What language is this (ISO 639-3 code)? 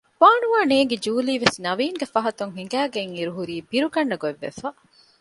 div